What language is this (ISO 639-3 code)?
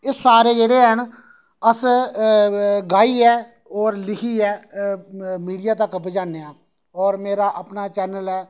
doi